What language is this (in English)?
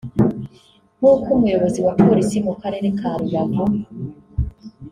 Kinyarwanda